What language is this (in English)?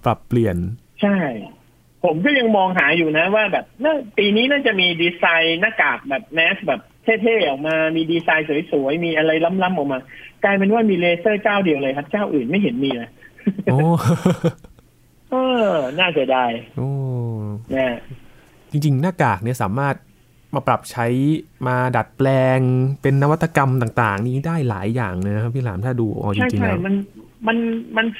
Thai